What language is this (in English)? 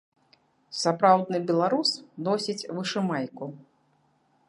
Belarusian